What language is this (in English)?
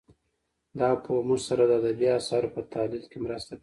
Pashto